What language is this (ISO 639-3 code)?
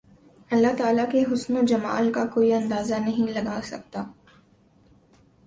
urd